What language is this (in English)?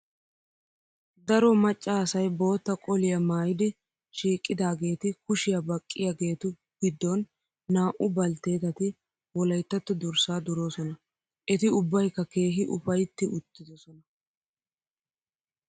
Wolaytta